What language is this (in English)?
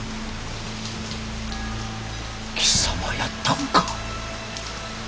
Japanese